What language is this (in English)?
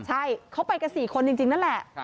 Thai